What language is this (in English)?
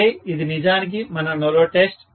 Telugu